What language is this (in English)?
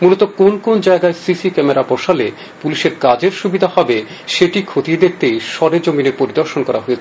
Bangla